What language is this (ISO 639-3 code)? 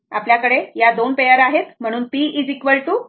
mar